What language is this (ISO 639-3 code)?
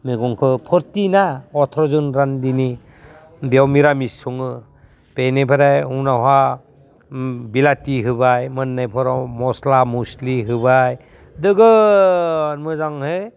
brx